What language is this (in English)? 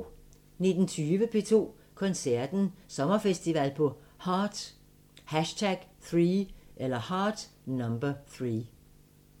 Danish